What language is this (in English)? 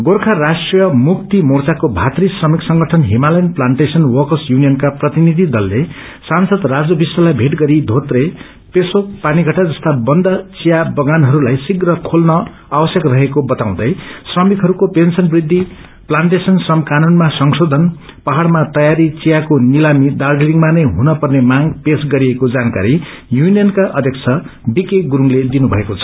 Nepali